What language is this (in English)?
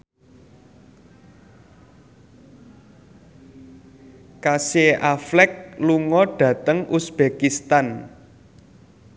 Javanese